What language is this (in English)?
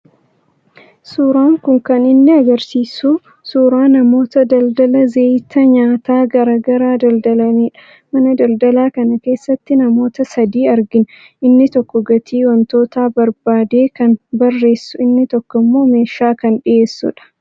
Oromo